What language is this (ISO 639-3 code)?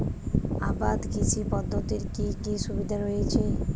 ben